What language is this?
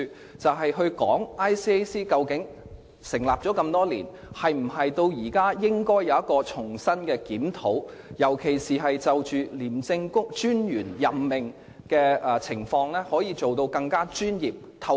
Cantonese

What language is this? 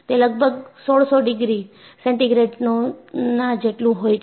Gujarati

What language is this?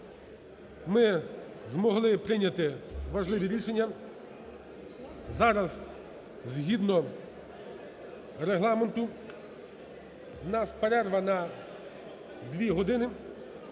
Ukrainian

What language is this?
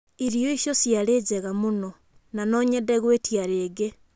Kikuyu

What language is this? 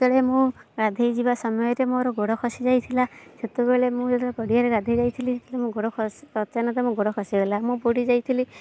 Odia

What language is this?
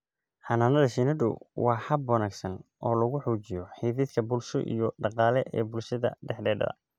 Somali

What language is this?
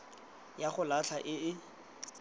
Tswana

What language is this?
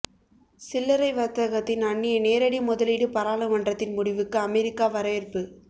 Tamil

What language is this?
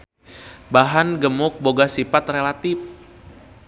Sundanese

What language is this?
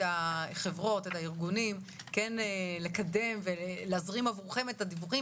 Hebrew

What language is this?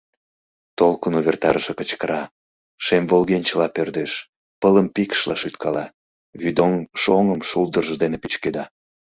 Mari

